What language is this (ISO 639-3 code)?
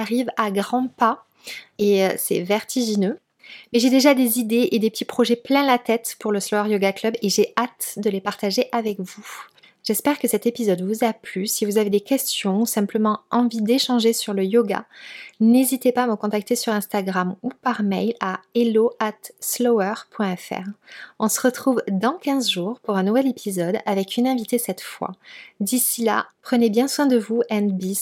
fra